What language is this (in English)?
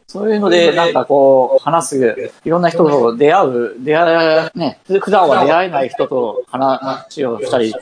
Japanese